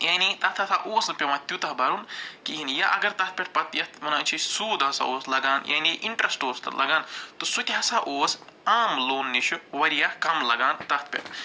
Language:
Kashmiri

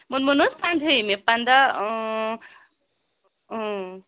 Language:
Kashmiri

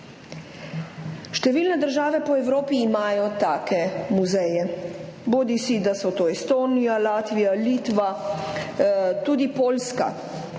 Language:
Slovenian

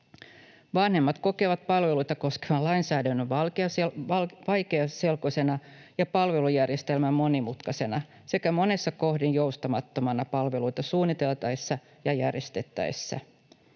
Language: Finnish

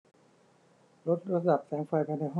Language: Thai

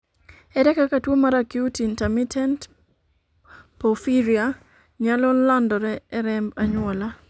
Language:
Luo (Kenya and Tanzania)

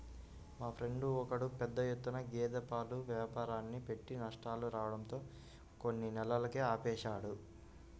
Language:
Telugu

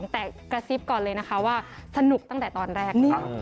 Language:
Thai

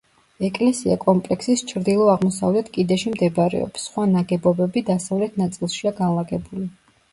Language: Georgian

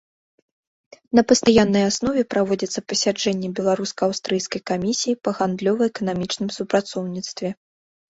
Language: Belarusian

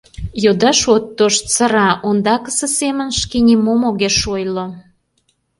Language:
Mari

